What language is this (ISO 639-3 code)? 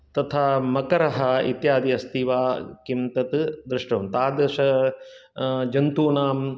san